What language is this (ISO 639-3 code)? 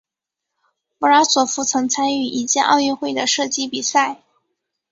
zho